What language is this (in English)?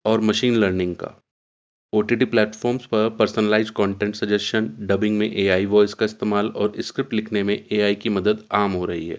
Urdu